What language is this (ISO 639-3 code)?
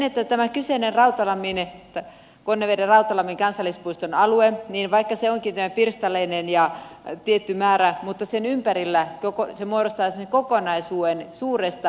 fin